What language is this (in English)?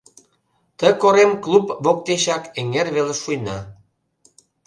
Mari